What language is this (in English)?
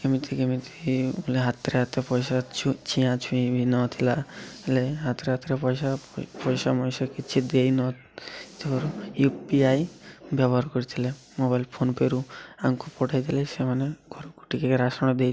Odia